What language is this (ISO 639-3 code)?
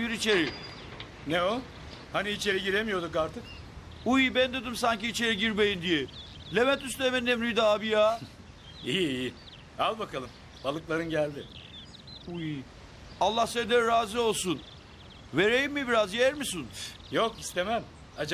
tur